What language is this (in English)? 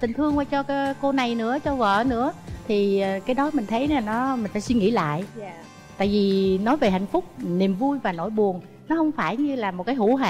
Vietnamese